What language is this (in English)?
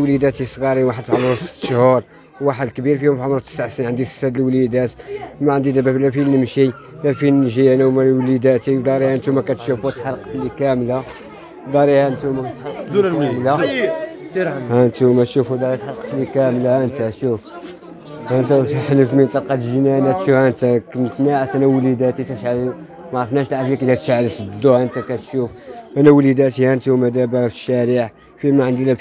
Arabic